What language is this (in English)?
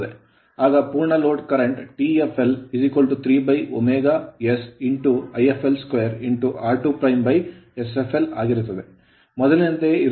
Kannada